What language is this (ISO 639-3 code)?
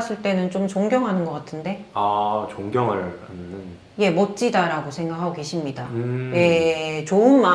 kor